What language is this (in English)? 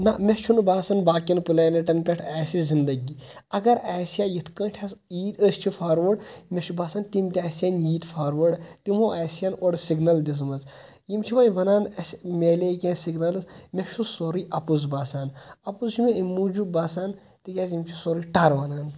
Kashmiri